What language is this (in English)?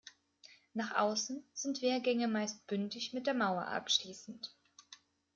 German